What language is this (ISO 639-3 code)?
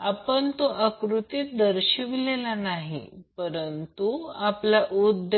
mar